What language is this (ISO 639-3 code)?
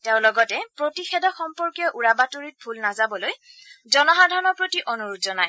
asm